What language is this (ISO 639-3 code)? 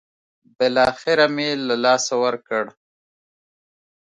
pus